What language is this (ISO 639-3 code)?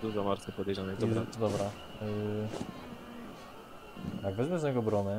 pol